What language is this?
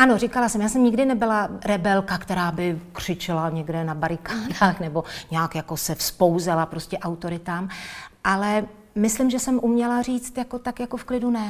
Czech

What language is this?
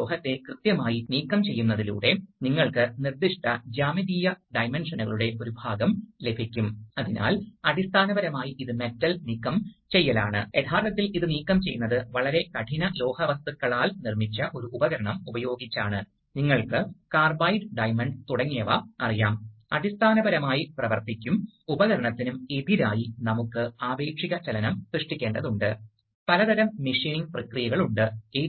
Malayalam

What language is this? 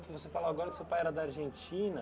Portuguese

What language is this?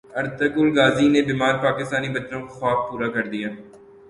Urdu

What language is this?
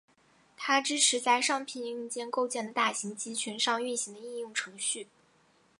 Chinese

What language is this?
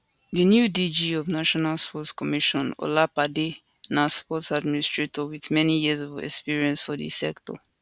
Nigerian Pidgin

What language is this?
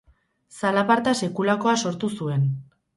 Basque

